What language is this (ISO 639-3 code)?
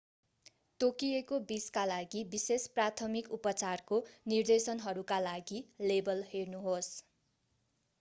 nep